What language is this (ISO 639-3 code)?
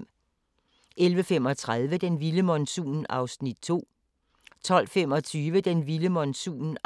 dan